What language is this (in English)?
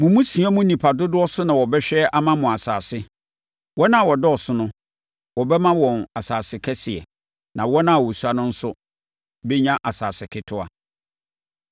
Akan